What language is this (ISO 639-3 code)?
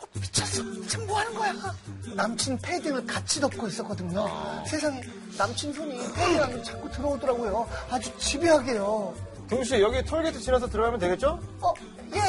kor